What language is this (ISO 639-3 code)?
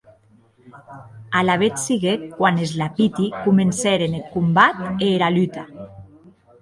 oci